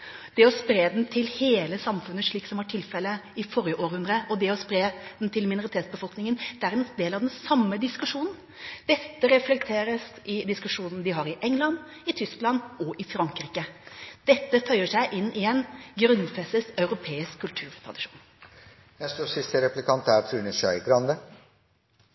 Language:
Norwegian Bokmål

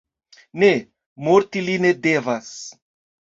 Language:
Esperanto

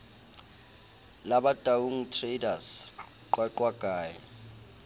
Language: Southern Sotho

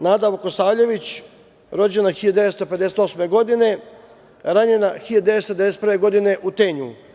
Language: Serbian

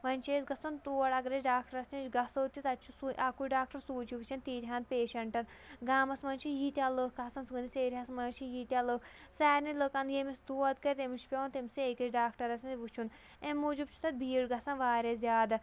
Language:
Kashmiri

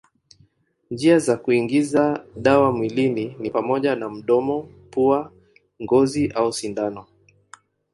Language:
Swahili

